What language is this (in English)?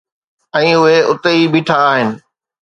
Sindhi